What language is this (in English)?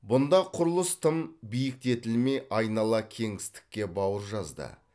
Kazakh